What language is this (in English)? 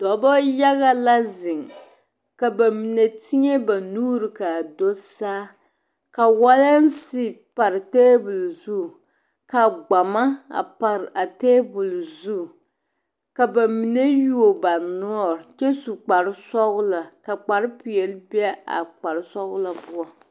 Southern Dagaare